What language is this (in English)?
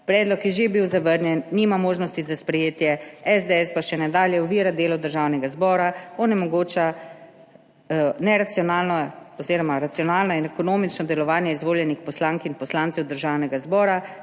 Slovenian